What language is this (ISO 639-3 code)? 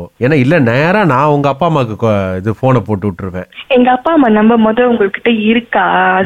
tam